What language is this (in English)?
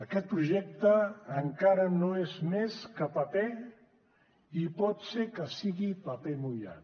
Catalan